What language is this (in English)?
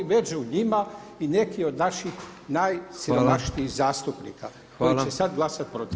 Croatian